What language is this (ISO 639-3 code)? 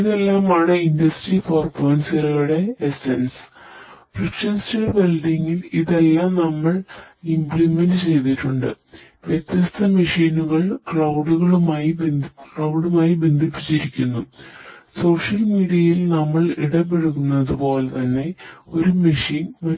mal